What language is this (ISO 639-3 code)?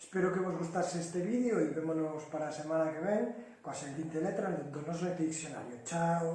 glg